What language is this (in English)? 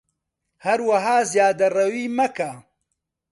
Central Kurdish